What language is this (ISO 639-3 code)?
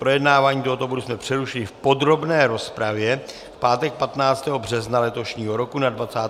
ces